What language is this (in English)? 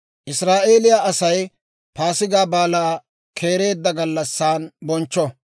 Dawro